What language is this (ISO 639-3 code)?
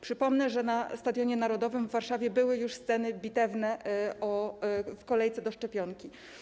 pol